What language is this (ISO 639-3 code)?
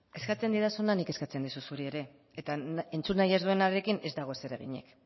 eus